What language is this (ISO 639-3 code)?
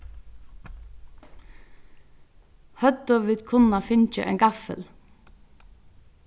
fao